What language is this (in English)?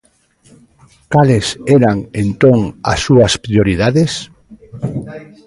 Galician